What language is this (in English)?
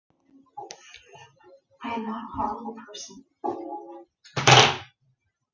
Icelandic